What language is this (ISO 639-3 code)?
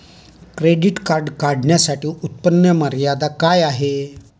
mar